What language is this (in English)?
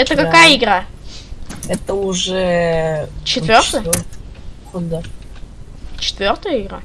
Russian